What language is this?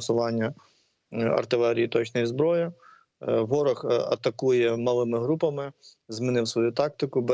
Ukrainian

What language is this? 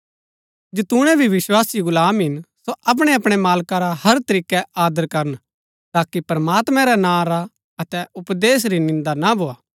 Gaddi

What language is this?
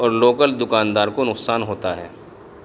Urdu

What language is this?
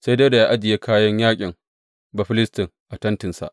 Hausa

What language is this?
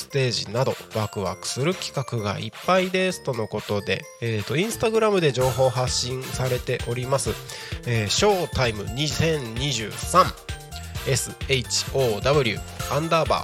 Japanese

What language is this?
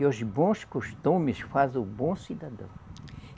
Portuguese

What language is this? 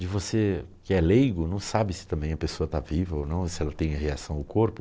Portuguese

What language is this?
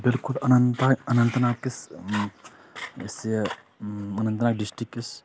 Kashmiri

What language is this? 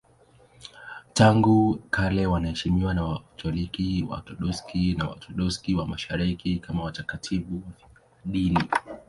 Swahili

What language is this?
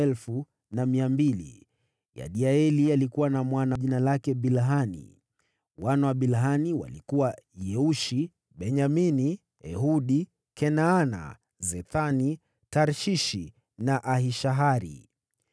Swahili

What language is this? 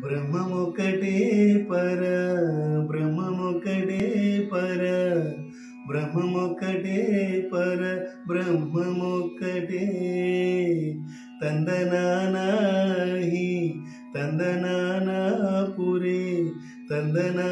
Romanian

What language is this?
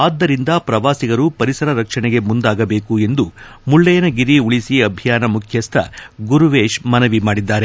Kannada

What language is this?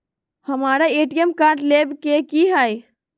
Magahi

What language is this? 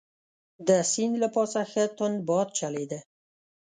Pashto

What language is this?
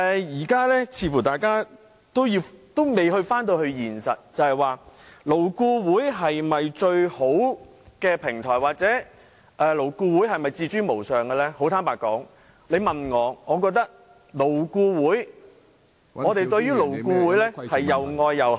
Cantonese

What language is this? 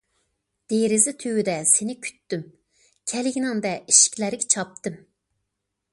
Uyghur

